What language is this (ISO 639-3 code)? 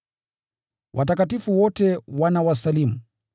swa